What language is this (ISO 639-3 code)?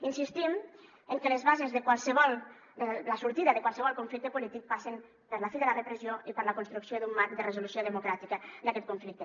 cat